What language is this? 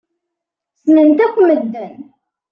Kabyle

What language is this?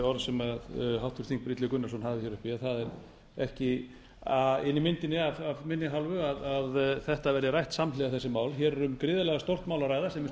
Icelandic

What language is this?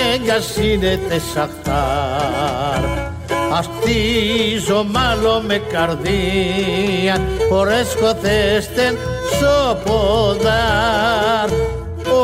Greek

